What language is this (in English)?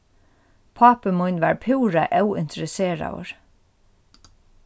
Faroese